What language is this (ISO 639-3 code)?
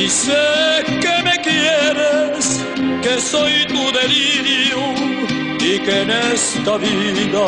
bul